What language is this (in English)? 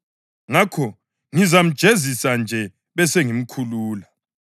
North Ndebele